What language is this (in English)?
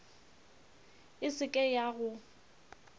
Northern Sotho